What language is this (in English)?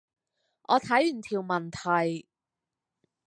Cantonese